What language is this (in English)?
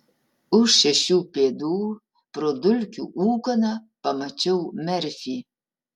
Lithuanian